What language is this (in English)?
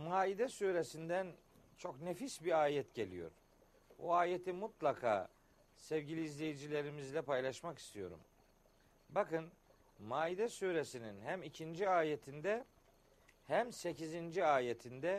Turkish